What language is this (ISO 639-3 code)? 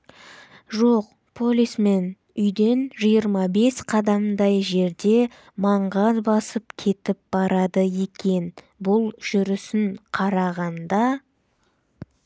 kaz